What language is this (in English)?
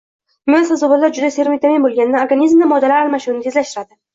Uzbek